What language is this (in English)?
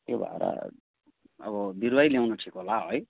Nepali